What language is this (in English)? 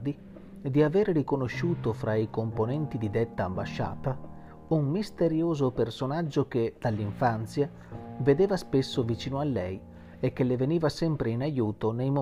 Italian